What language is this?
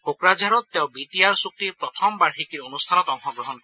Assamese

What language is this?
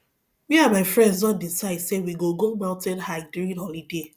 Nigerian Pidgin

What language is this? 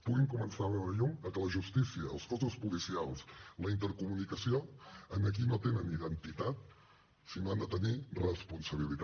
Catalan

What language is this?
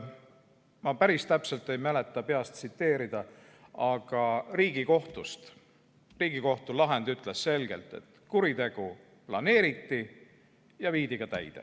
Estonian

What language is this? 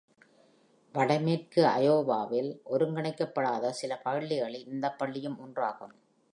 Tamil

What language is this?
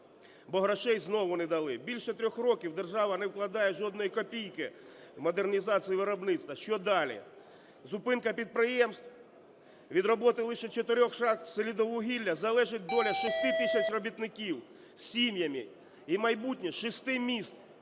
Ukrainian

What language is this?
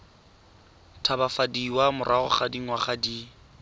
Tswana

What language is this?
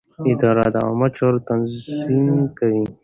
Pashto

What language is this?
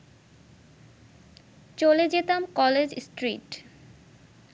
Bangla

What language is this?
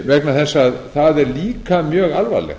Icelandic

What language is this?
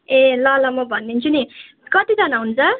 Nepali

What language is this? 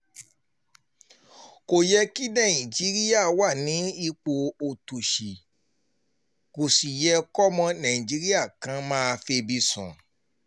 Yoruba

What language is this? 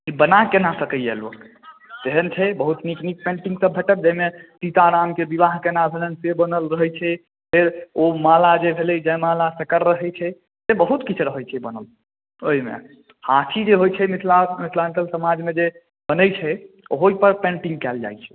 Maithili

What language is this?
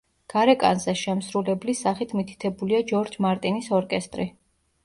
Georgian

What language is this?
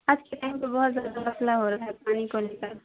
Urdu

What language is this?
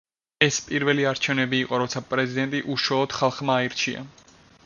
Georgian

